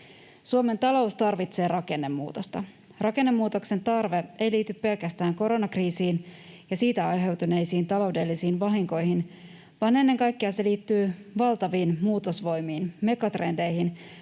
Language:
Finnish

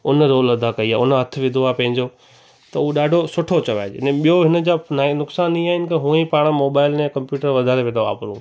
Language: Sindhi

